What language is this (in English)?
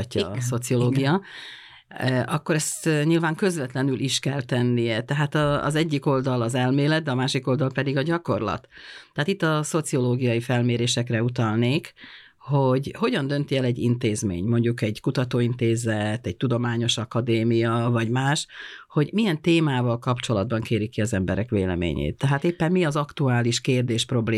Hungarian